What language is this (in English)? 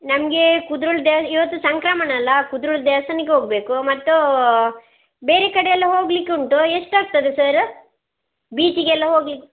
Kannada